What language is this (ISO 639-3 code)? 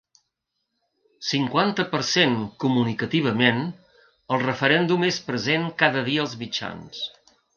cat